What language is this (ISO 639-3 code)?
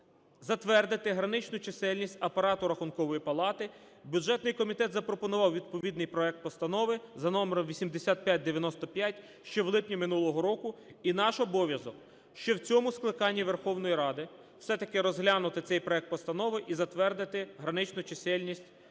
ukr